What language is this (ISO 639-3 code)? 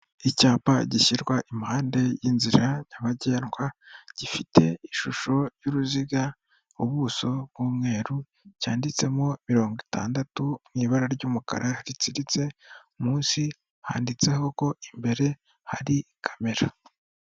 kin